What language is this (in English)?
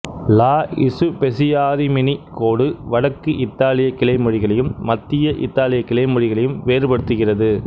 Tamil